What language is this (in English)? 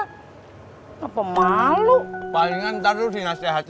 Indonesian